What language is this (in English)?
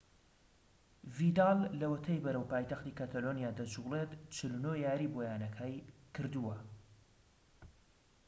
Central Kurdish